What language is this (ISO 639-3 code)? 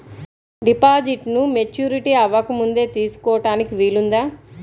tel